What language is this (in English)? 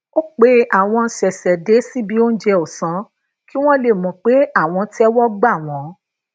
Yoruba